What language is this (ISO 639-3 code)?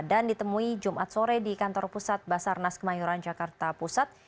ind